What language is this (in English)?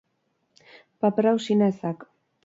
Basque